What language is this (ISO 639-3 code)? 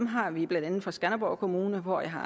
dan